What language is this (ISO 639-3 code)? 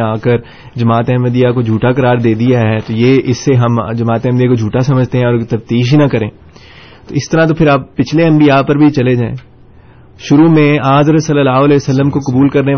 urd